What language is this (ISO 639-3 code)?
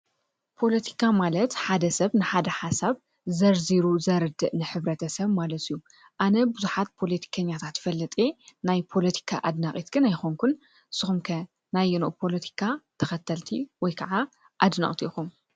tir